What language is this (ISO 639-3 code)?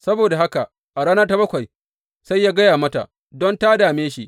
hau